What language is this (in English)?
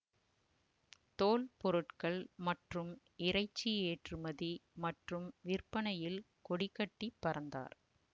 Tamil